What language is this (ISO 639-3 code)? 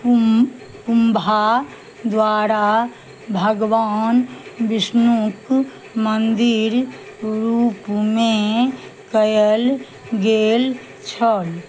mai